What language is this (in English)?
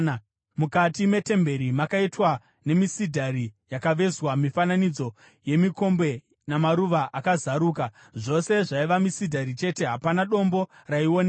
Shona